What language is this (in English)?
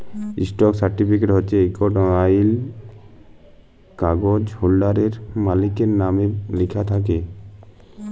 Bangla